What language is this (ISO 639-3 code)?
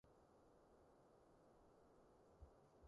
yue